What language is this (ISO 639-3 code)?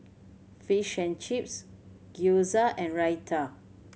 eng